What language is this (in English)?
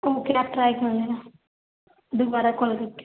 Urdu